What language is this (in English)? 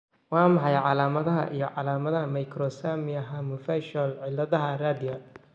Somali